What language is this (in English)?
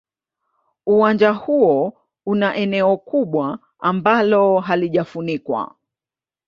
Swahili